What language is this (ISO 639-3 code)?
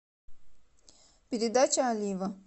rus